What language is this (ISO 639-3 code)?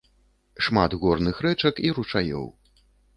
bel